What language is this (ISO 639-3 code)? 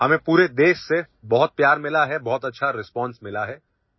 asm